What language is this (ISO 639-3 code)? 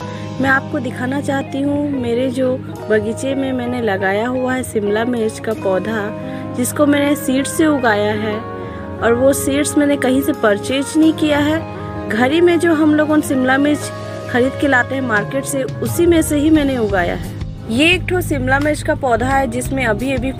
hin